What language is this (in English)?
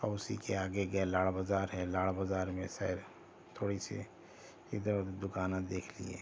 Urdu